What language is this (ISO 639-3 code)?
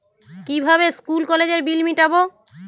ben